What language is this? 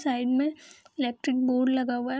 Hindi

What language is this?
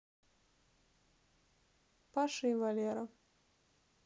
Russian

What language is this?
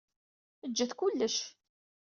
Kabyle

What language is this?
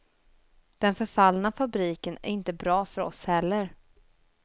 Swedish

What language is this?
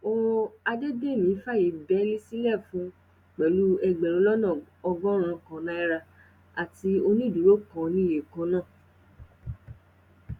Yoruba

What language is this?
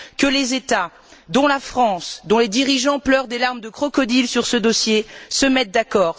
French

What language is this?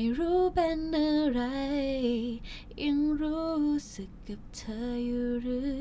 Thai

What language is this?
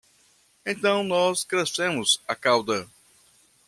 Portuguese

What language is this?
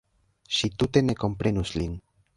Esperanto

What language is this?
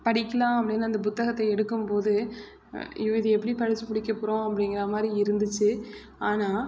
Tamil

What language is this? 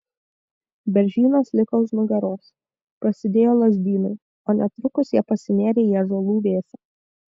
Lithuanian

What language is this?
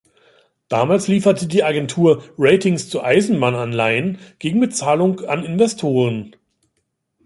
German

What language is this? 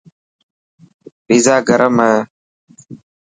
Dhatki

